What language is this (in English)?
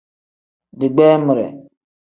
Tem